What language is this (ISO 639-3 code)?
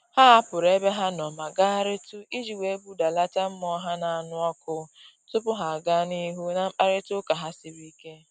ibo